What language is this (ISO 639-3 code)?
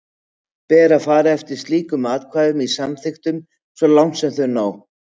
isl